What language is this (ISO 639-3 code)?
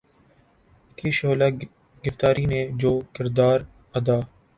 urd